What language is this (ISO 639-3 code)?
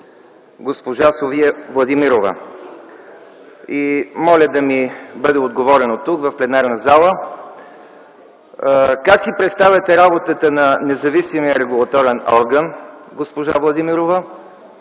bul